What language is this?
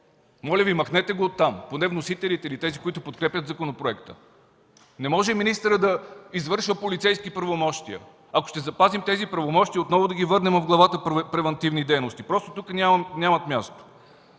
Bulgarian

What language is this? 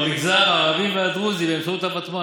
Hebrew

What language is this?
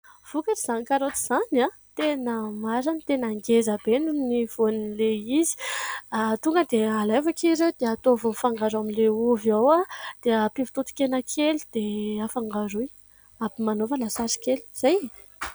Malagasy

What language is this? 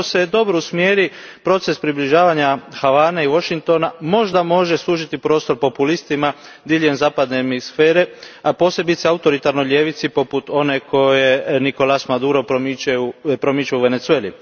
Croatian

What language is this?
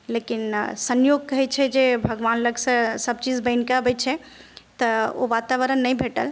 Maithili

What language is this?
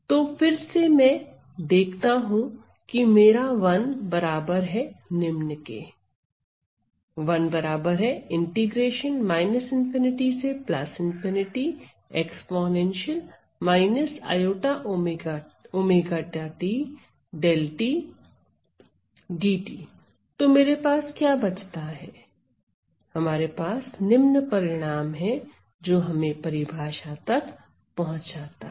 Hindi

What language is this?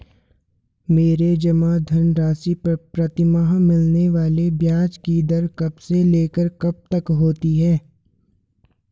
Hindi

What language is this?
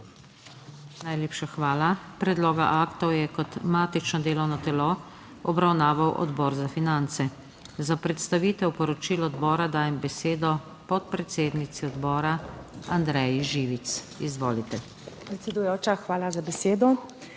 Slovenian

